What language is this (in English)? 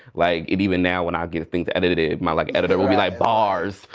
English